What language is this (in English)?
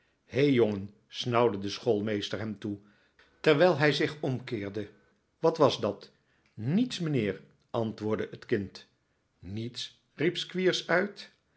Dutch